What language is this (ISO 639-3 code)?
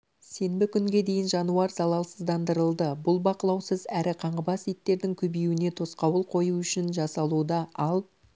kaz